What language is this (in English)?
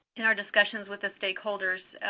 English